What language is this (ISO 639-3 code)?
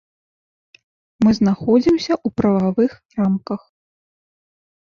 bel